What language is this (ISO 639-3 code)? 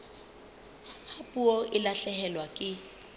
sot